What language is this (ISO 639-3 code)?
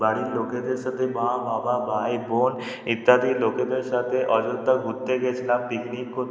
ben